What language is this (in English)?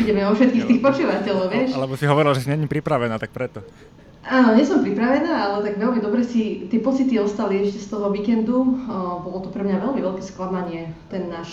Slovak